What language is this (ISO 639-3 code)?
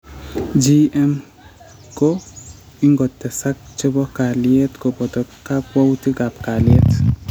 kln